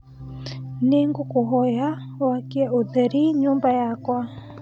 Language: Kikuyu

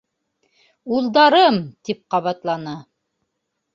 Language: Bashkir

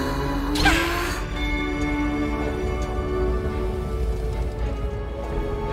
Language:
Japanese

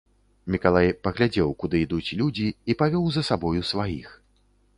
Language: Belarusian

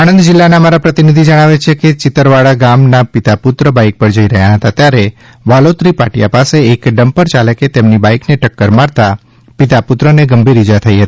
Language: Gujarati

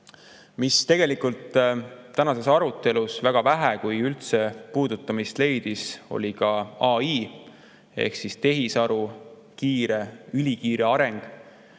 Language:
Estonian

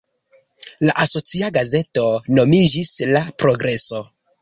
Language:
Esperanto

